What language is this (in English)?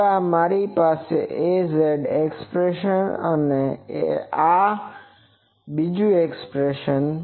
Gujarati